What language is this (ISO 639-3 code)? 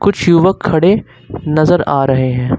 hin